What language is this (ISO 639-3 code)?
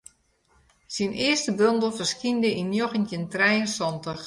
fry